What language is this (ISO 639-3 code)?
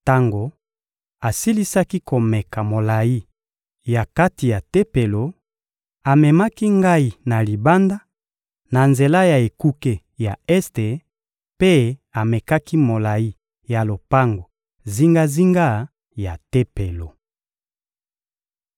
lin